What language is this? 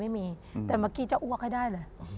Thai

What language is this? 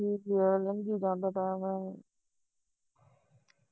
Punjabi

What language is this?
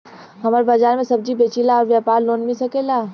Bhojpuri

